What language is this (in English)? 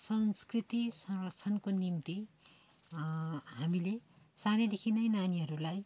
Nepali